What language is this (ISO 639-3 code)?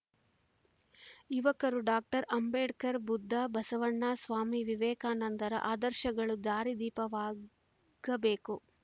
kan